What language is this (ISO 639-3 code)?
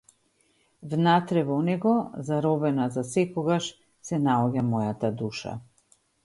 mkd